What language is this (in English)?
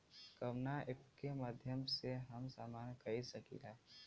Bhojpuri